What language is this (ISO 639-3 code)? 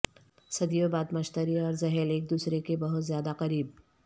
urd